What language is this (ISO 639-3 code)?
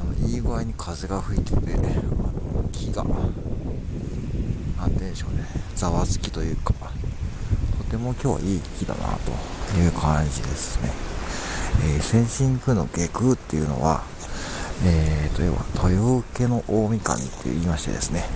jpn